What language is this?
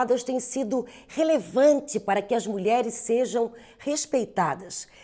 Portuguese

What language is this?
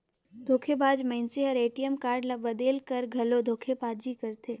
Chhattisgarhi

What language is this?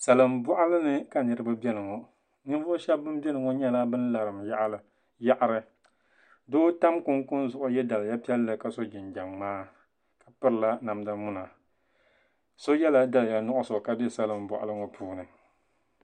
Dagbani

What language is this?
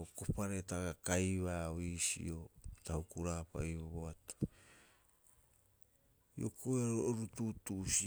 Rapoisi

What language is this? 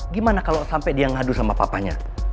Indonesian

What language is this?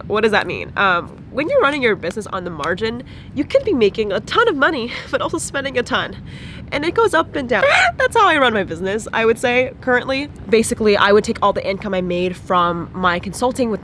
English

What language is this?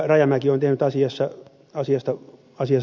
Finnish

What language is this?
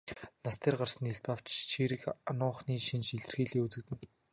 Mongolian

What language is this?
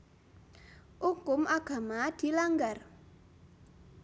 Javanese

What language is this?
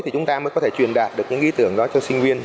Vietnamese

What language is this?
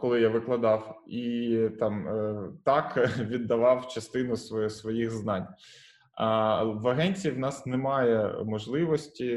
Ukrainian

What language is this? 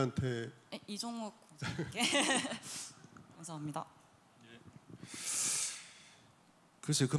Korean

